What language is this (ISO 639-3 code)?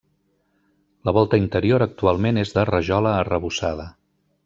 cat